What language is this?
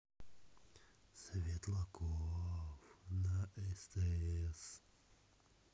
Russian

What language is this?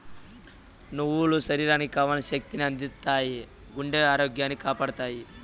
Telugu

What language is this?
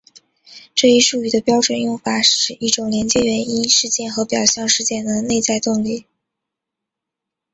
Chinese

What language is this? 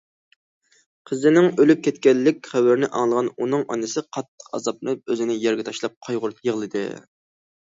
Uyghur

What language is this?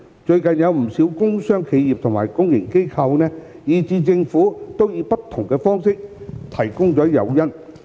Cantonese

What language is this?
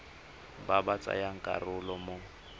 Tswana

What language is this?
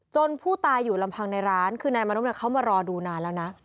Thai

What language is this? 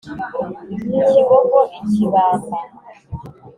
Kinyarwanda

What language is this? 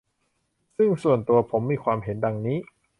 Thai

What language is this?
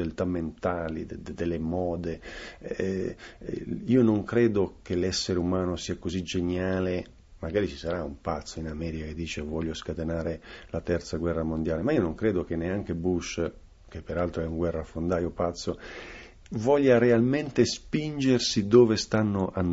Italian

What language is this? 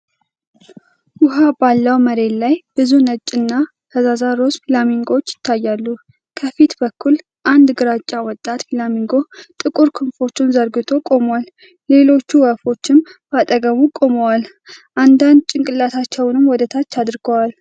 Amharic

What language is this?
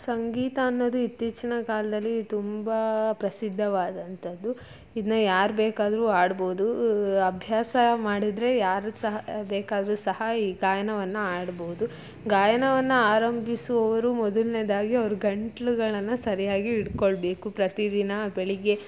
Kannada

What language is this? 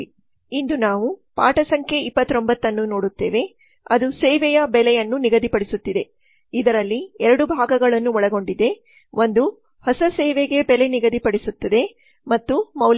Kannada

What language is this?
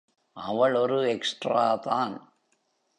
Tamil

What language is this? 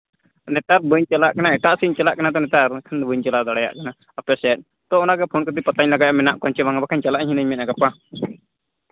Santali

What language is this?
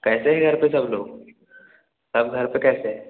Hindi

